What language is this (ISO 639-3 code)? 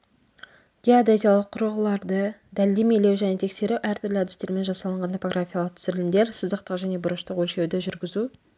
kaz